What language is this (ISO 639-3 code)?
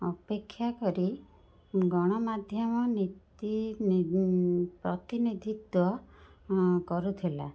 ori